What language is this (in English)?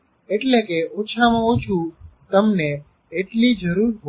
Gujarati